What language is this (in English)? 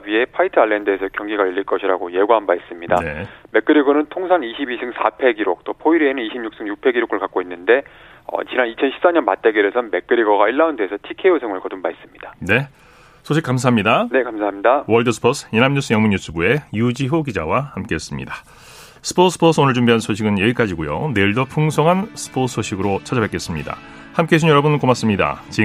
Korean